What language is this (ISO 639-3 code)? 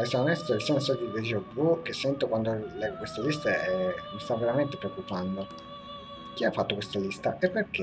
ita